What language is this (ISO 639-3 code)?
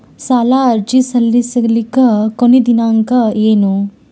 kan